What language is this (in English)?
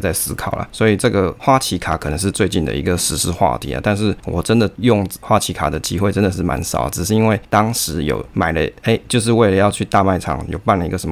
Chinese